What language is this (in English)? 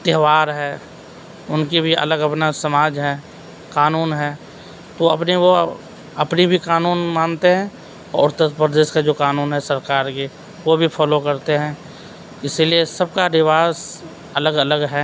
Urdu